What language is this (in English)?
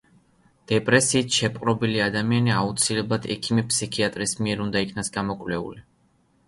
Georgian